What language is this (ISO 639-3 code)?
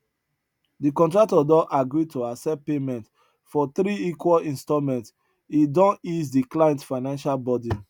pcm